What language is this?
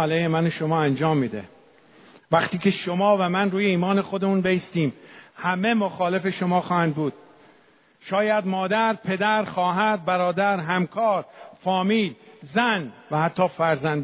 Persian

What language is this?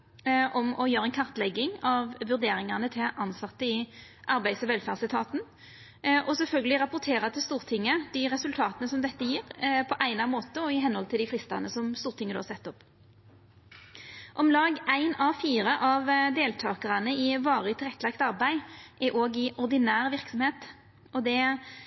Norwegian Nynorsk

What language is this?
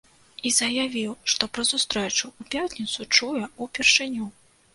Belarusian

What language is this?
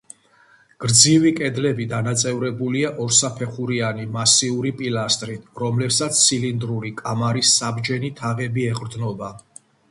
Georgian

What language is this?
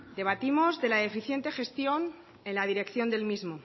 Spanish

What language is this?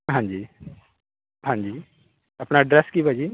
Punjabi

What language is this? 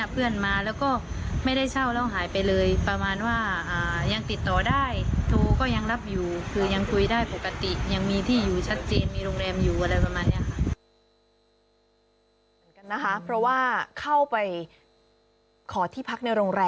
Thai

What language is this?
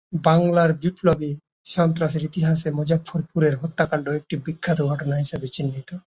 Bangla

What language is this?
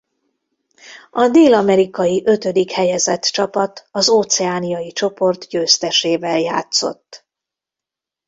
Hungarian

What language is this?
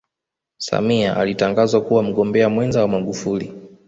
Swahili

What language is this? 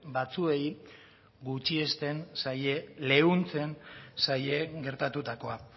Basque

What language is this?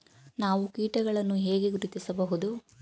Kannada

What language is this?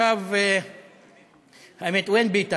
Hebrew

